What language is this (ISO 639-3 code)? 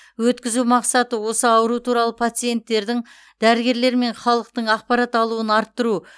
kaz